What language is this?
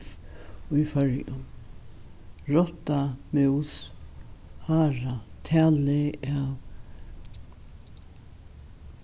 Faroese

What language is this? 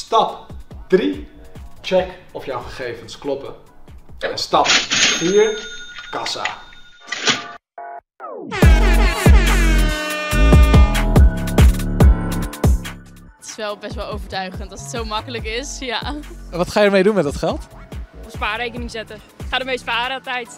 Dutch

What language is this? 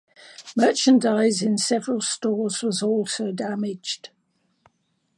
English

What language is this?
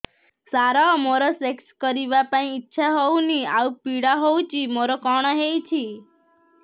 Odia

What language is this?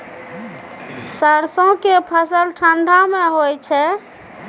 Maithili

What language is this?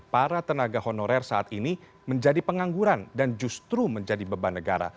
Indonesian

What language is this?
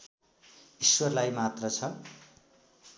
Nepali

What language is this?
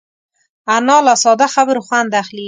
Pashto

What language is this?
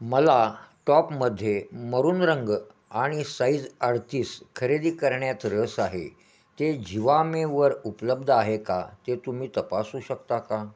Marathi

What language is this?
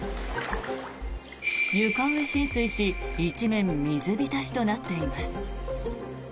Japanese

